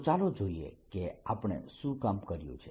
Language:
Gujarati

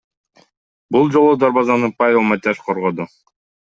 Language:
Kyrgyz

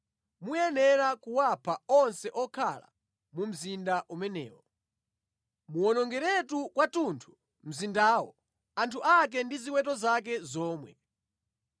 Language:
Nyanja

